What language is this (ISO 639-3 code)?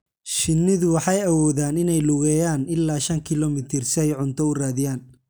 som